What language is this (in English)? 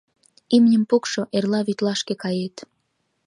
Mari